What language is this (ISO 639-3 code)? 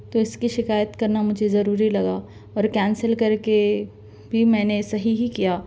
urd